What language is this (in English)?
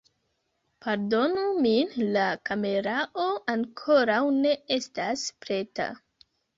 Esperanto